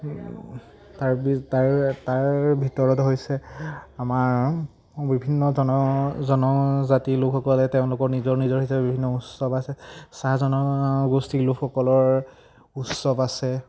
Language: Assamese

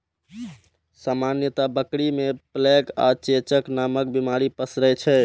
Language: Maithili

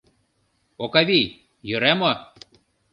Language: Mari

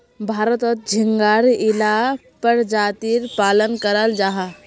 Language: Magahi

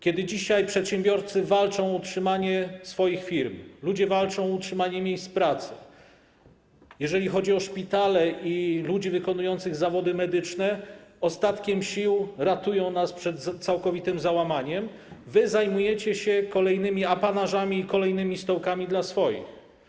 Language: Polish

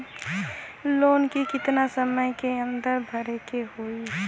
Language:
Bhojpuri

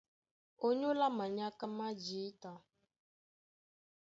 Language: Duala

